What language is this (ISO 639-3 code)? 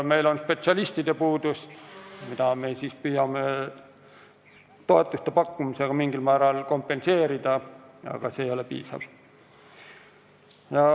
est